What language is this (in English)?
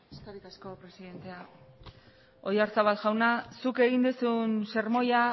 Basque